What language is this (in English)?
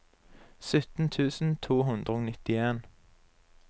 Norwegian